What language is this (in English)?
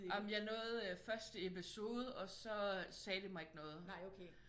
Danish